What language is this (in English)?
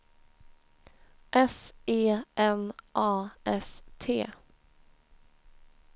Swedish